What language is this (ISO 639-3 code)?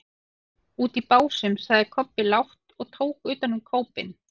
isl